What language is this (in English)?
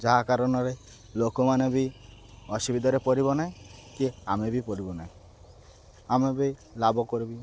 Odia